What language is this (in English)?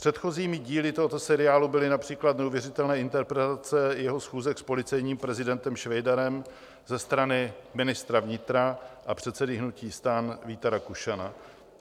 Czech